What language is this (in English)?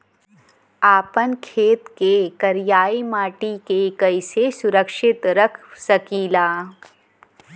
Bhojpuri